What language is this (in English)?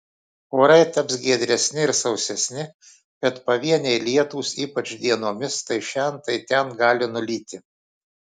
Lithuanian